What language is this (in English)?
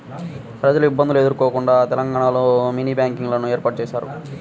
Telugu